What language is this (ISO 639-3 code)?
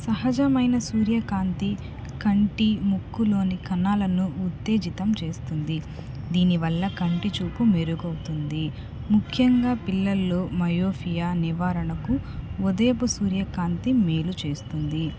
tel